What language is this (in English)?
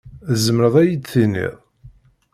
Kabyle